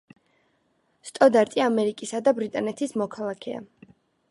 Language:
Georgian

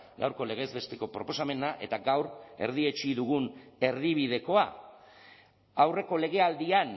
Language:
Basque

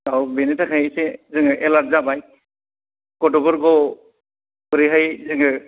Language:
Bodo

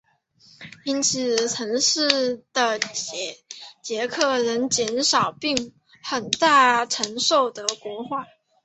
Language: Chinese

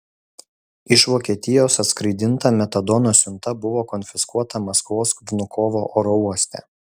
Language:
Lithuanian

